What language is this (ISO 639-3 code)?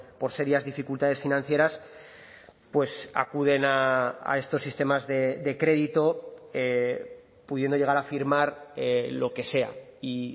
spa